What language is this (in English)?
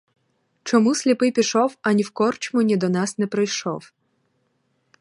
Ukrainian